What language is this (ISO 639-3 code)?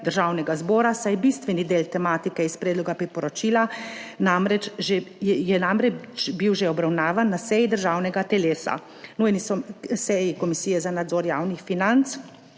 slv